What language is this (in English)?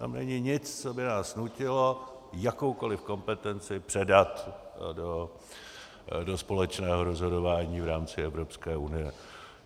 Czech